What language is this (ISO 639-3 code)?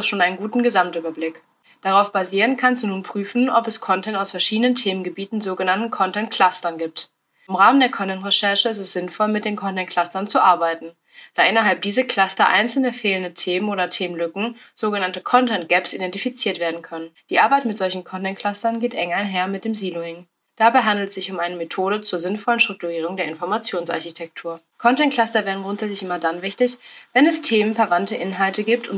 deu